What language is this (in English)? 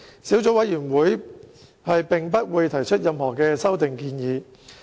Cantonese